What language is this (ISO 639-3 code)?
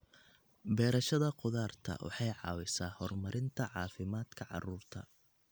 som